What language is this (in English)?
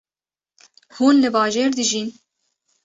Kurdish